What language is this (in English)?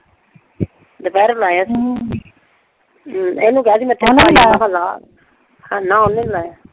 Punjabi